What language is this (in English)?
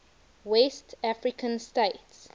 English